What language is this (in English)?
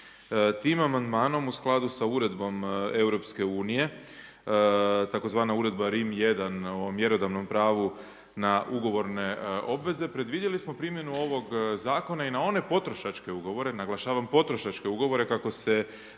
Croatian